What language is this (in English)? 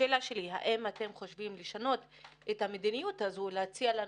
Hebrew